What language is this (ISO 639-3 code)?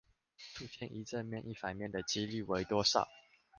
zho